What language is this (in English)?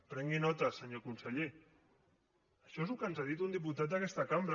Catalan